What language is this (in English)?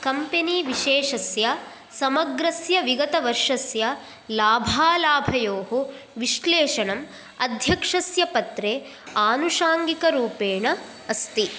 Sanskrit